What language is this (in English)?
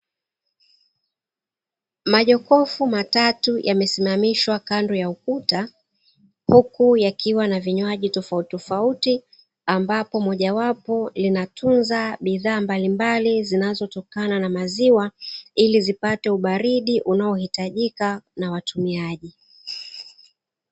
Swahili